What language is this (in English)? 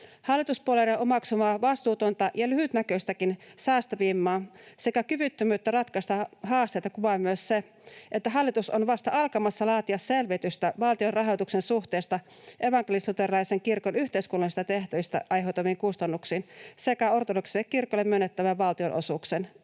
Finnish